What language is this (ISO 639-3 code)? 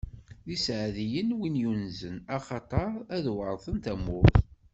kab